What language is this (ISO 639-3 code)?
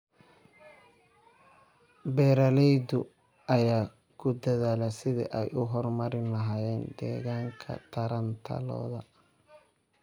som